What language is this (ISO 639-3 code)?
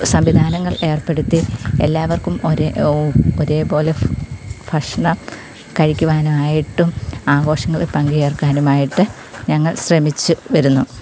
mal